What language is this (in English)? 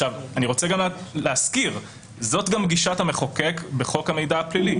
Hebrew